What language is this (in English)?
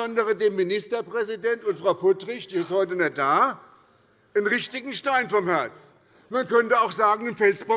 German